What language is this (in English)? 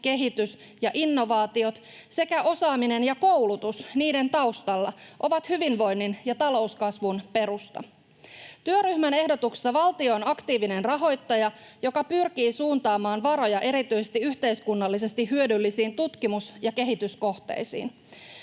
Finnish